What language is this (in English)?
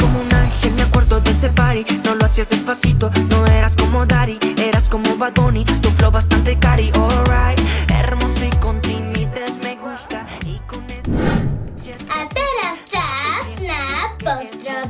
Polish